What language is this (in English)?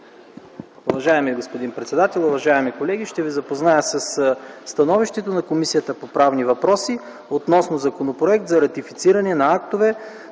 Bulgarian